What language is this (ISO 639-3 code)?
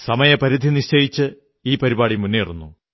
mal